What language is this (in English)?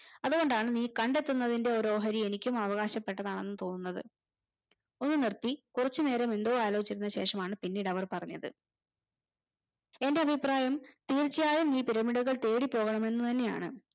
Malayalam